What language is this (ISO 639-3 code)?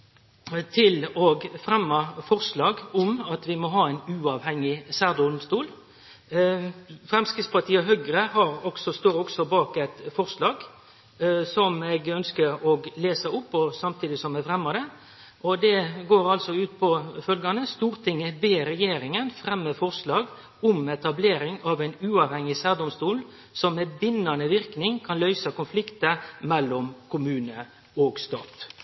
nno